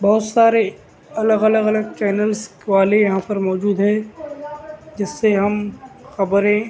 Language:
Urdu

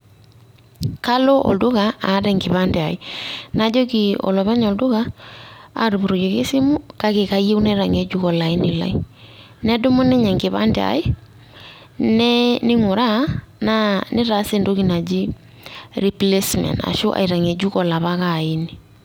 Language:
Masai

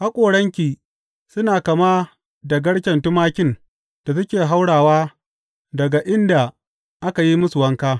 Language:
Hausa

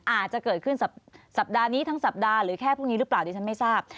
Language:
Thai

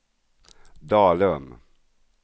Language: Swedish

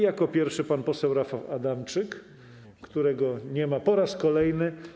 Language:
Polish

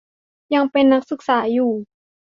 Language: Thai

